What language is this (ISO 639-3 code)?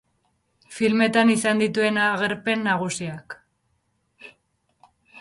eus